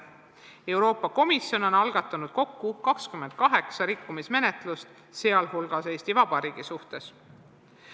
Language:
Estonian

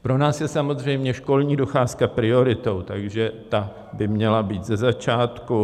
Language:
Czech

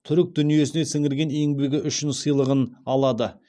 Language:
Kazakh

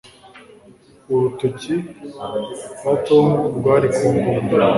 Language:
Kinyarwanda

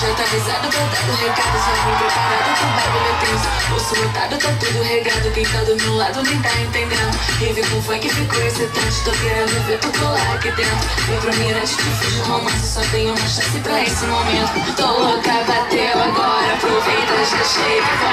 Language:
Spanish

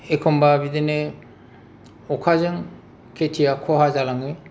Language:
Bodo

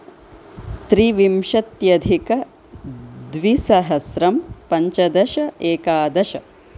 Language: Sanskrit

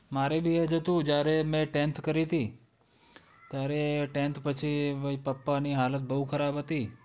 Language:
Gujarati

